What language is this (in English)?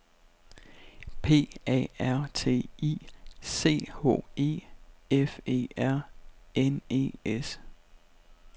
Danish